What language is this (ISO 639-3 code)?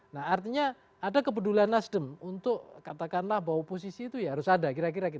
ind